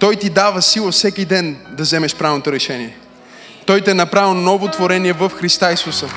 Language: Bulgarian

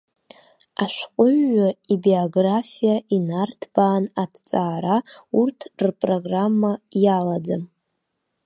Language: Abkhazian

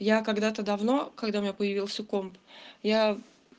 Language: Russian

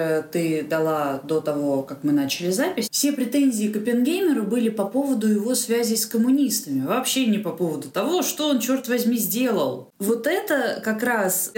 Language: Russian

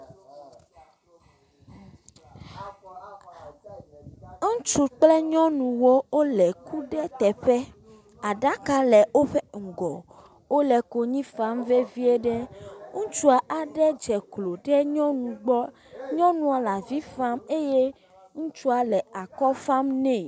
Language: Ewe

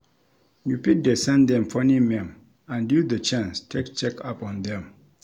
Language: Nigerian Pidgin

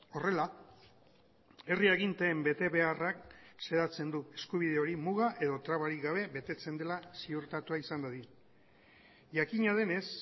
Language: Basque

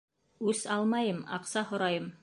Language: Bashkir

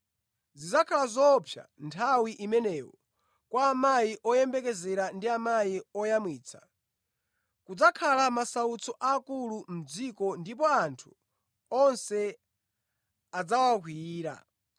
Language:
Nyanja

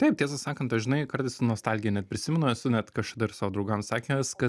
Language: Lithuanian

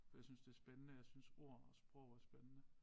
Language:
Danish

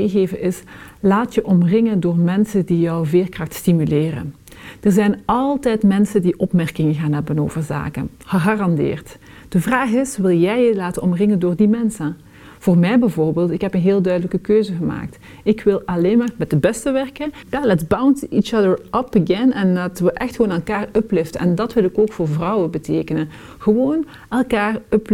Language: Dutch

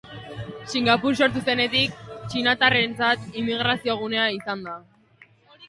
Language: Basque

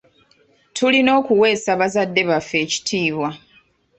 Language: Ganda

